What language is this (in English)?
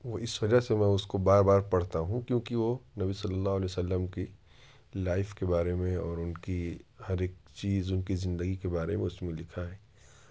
Urdu